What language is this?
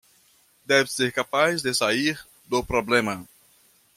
Portuguese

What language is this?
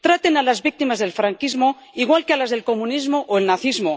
Spanish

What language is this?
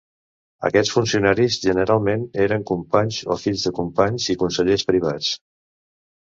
Catalan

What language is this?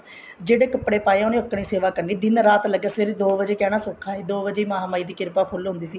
Punjabi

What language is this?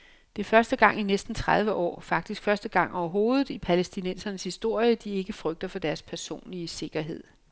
Danish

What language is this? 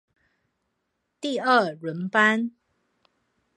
Chinese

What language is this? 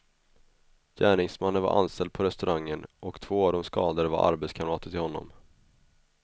Swedish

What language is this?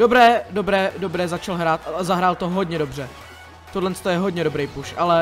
Czech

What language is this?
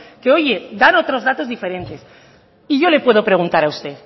Spanish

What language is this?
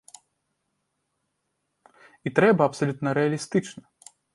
Belarusian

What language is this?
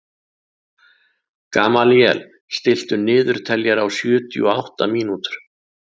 Icelandic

